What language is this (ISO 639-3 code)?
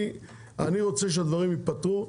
heb